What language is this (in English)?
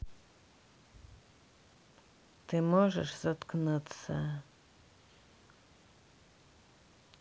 Russian